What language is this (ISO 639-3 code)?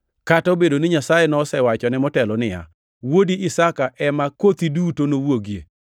luo